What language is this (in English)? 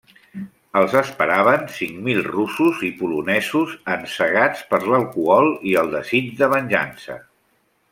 Catalan